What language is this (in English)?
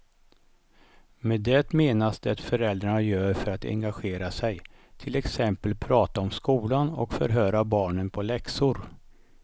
Swedish